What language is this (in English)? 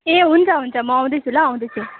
Nepali